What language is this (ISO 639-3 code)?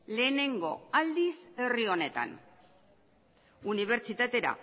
eus